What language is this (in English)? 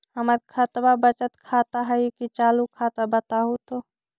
Magahi